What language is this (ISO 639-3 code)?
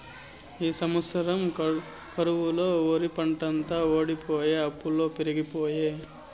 tel